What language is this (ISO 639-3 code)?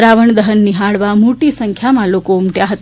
guj